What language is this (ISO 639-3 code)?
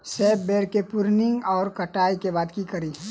mai